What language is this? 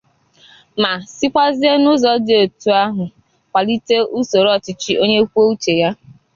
Igbo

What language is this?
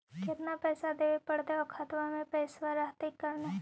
Magahi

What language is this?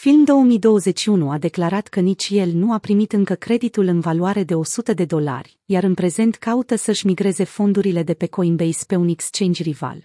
Romanian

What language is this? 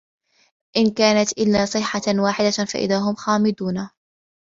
Arabic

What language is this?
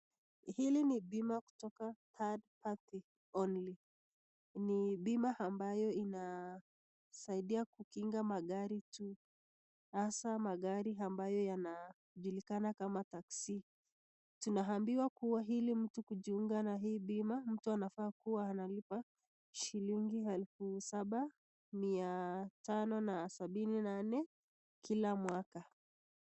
Swahili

